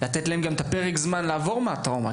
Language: Hebrew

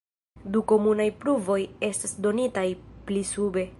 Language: Esperanto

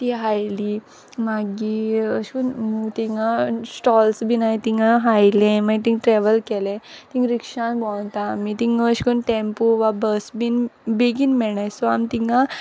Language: Konkani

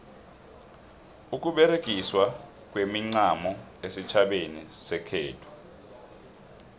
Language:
South Ndebele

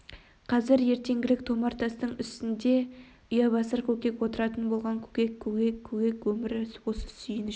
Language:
Kazakh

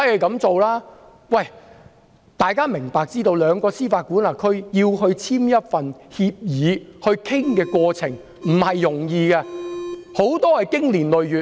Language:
Cantonese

